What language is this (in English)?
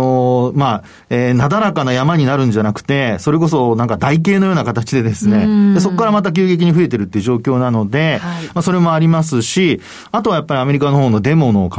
Japanese